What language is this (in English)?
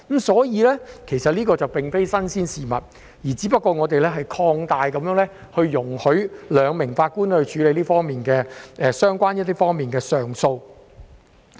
Cantonese